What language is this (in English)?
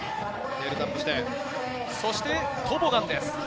Japanese